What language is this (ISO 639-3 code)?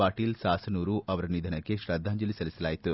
kan